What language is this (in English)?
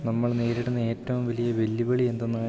Malayalam